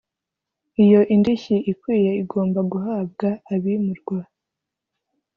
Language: Kinyarwanda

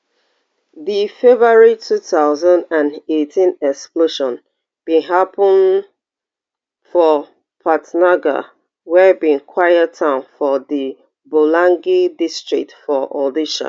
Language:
Nigerian Pidgin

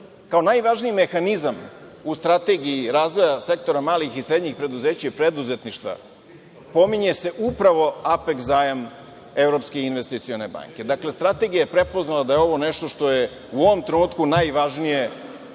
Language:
Serbian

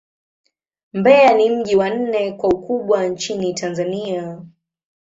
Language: Swahili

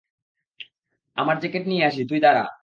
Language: Bangla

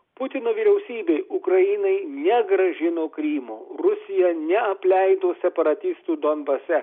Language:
Lithuanian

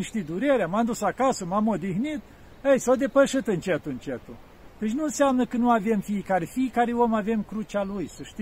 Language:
Romanian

